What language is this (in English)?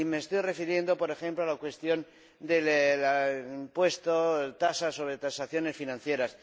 Spanish